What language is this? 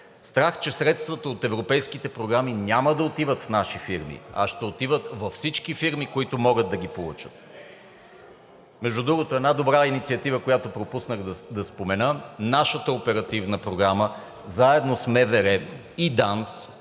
Bulgarian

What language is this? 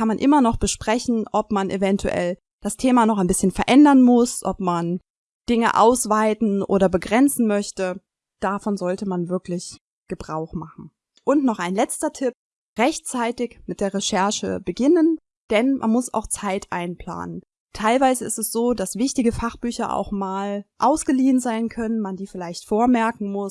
German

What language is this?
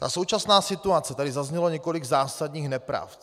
Czech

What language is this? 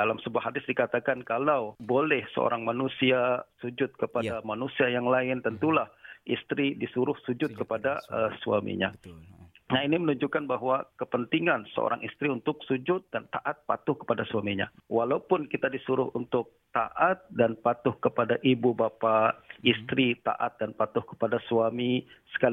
Malay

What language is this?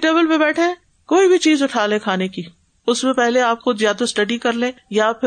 Urdu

